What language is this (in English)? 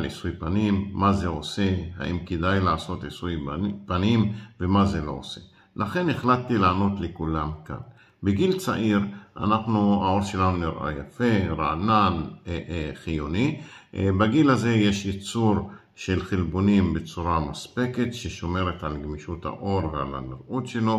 Hebrew